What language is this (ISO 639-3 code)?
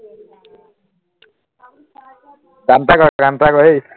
asm